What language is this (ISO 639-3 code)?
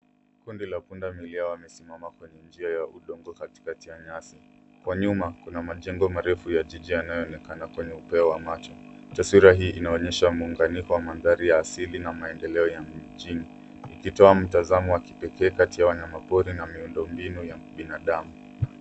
swa